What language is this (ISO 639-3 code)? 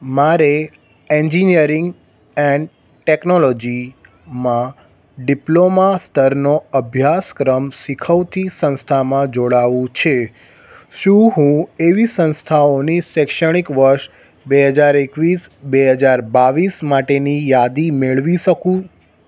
guj